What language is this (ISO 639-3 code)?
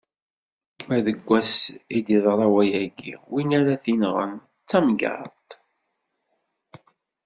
kab